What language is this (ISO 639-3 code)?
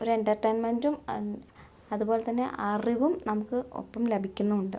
mal